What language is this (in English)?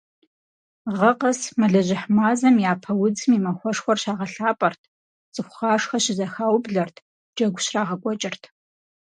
Kabardian